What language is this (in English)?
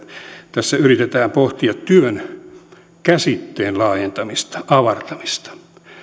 Finnish